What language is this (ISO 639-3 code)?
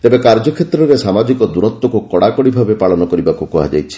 ori